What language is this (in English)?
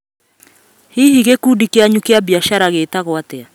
Kikuyu